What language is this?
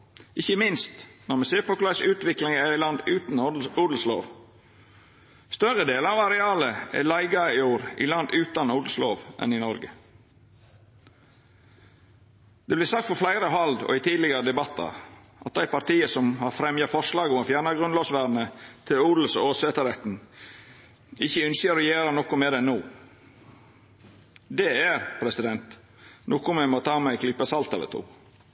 Norwegian Nynorsk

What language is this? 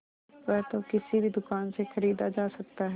Hindi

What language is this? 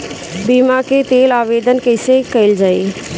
Bhojpuri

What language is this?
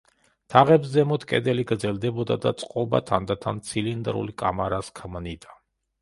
Georgian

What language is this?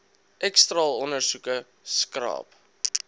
Afrikaans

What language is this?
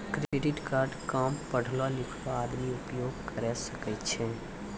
Maithili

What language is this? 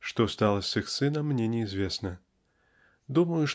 Russian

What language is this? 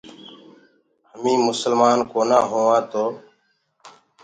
Gurgula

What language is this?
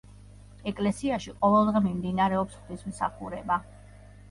Georgian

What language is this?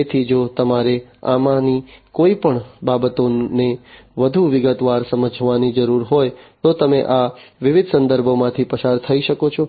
Gujarati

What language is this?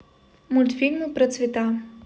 Russian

